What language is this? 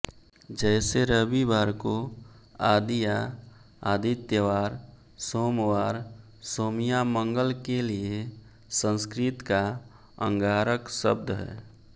Hindi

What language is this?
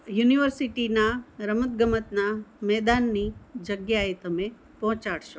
Gujarati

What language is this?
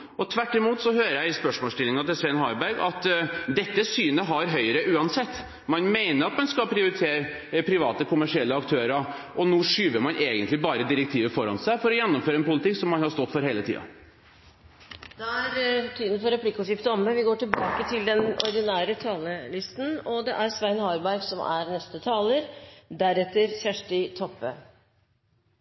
Norwegian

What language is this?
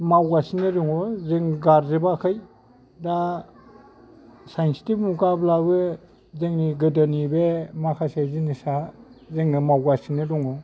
Bodo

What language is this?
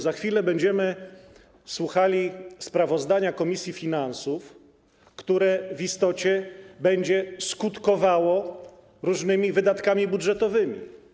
Polish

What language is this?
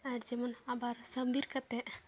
Santali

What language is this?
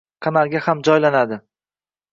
Uzbek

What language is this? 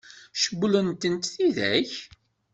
Kabyle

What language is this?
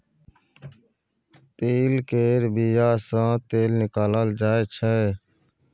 Maithili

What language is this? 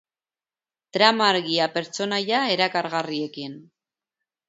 Basque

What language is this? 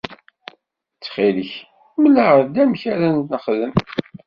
Kabyle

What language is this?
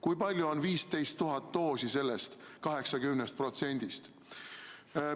Estonian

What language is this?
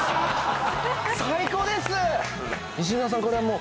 Japanese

